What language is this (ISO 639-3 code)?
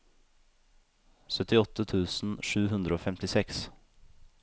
nor